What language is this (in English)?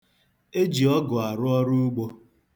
Igbo